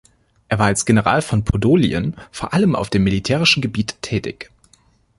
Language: German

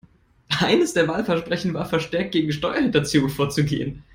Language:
German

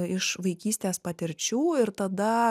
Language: Lithuanian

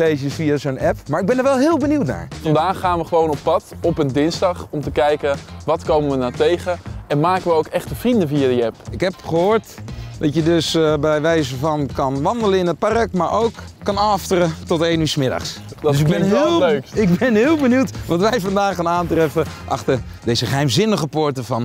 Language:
Dutch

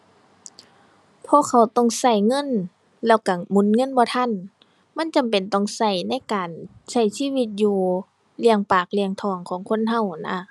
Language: Thai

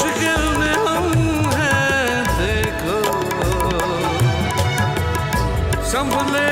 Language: Arabic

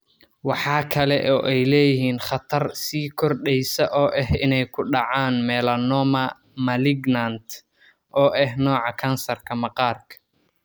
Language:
Somali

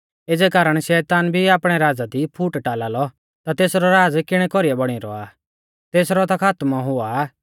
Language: Mahasu Pahari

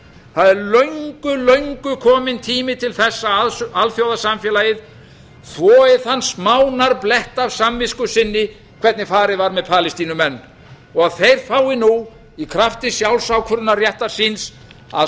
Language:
Icelandic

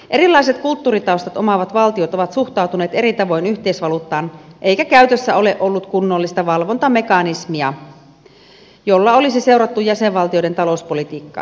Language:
Finnish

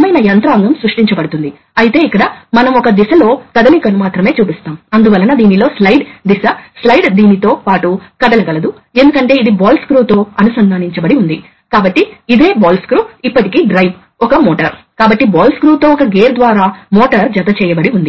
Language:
Telugu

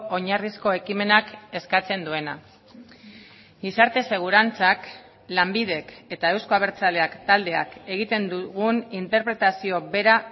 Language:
Basque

